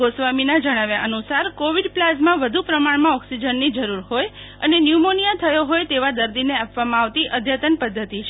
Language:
Gujarati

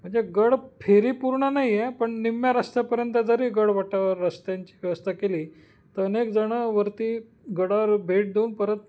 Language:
Marathi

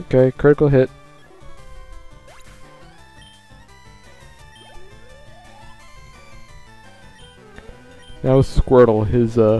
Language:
English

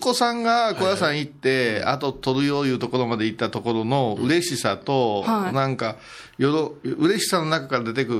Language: Japanese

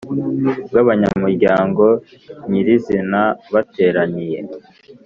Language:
Kinyarwanda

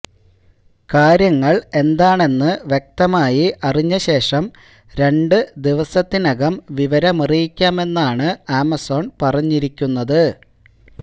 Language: Malayalam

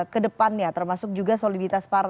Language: Indonesian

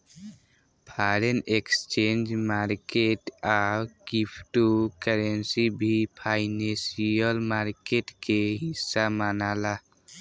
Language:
Bhojpuri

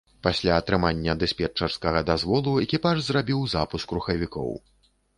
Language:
Belarusian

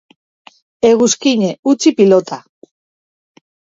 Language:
Basque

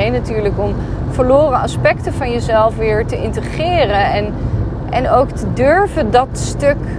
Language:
Dutch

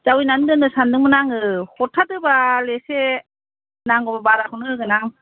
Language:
Bodo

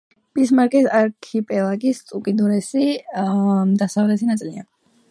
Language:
Georgian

